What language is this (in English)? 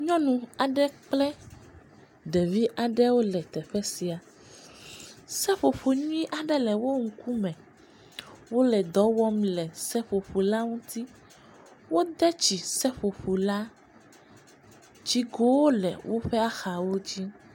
Ewe